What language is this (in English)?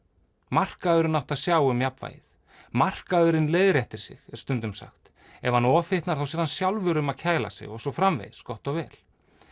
Icelandic